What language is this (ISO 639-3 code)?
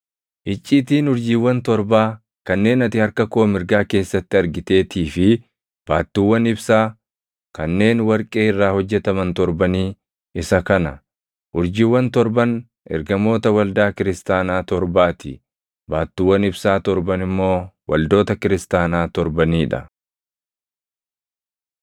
orm